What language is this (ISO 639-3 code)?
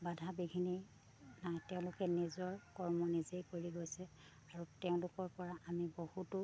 asm